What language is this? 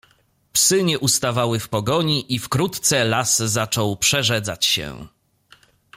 Polish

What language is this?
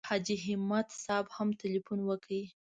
Pashto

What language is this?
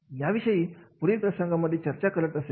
Marathi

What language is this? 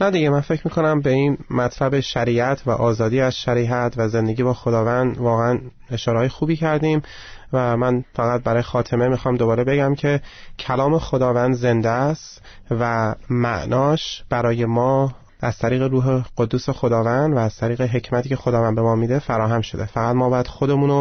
Persian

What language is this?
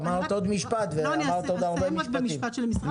Hebrew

